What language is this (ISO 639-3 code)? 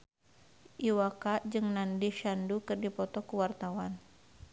sun